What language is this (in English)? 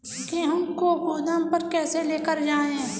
Hindi